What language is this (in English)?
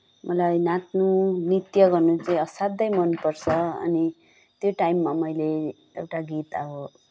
Nepali